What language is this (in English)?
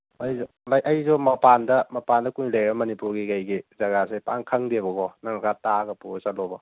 Manipuri